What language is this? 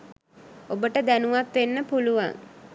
Sinhala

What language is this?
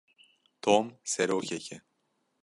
Kurdish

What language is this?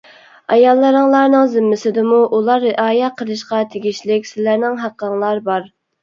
Uyghur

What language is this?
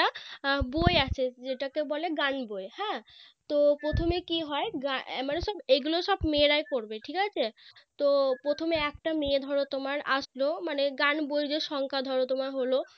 Bangla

